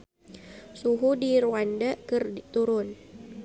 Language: Sundanese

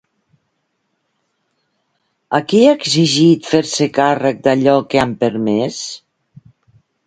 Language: Catalan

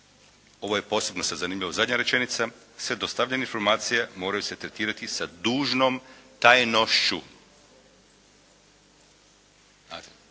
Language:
Croatian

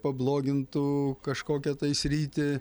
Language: Lithuanian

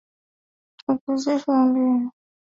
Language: Swahili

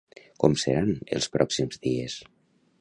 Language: Catalan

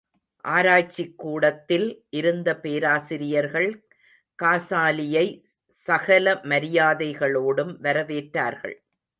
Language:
Tamil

